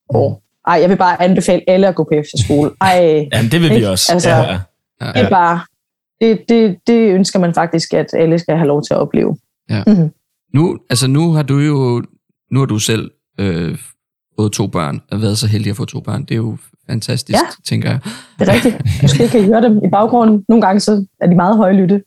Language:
Danish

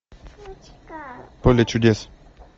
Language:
Russian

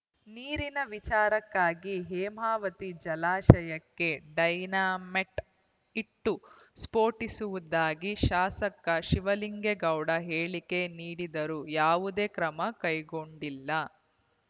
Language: Kannada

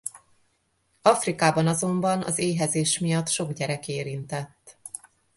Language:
Hungarian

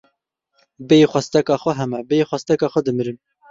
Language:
Kurdish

